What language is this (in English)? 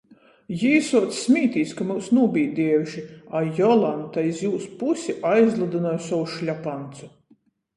Latgalian